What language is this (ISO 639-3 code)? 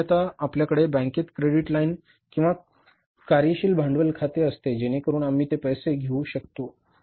mar